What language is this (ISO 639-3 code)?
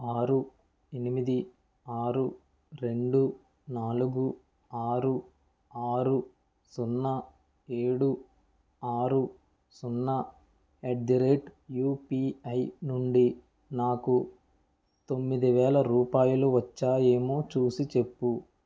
tel